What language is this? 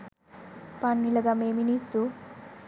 Sinhala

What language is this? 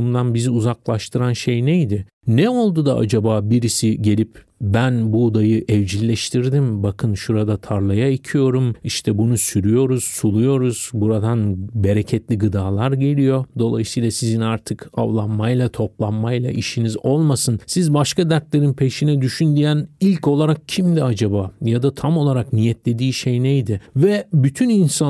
Turkish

